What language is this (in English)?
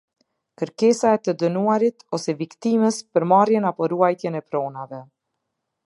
Albanian